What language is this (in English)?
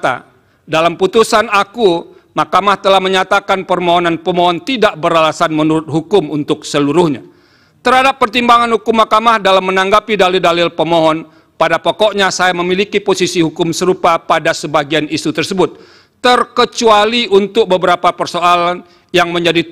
Indonesian